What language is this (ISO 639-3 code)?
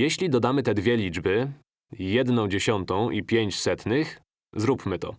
pol